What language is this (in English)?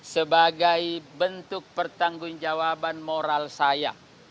Indonesian